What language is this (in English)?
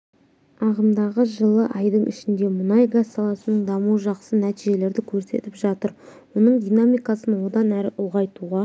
Kazakh